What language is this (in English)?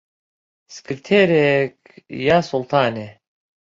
Central Kurdish